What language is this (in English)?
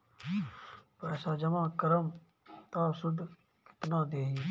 Bhojpuri